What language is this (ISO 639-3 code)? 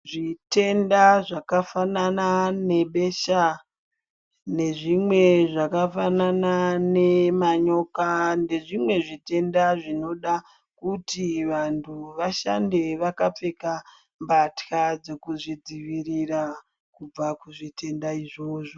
ndc